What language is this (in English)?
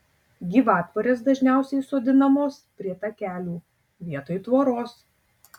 Lithuanian